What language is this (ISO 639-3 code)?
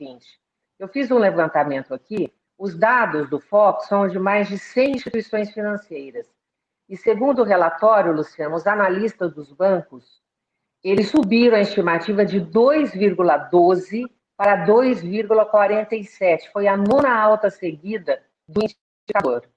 por